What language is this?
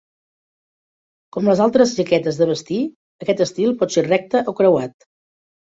Catalan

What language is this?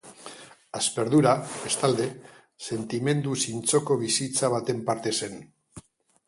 Basque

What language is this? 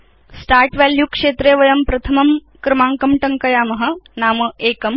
Sanskrit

